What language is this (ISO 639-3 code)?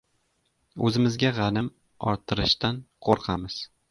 uzb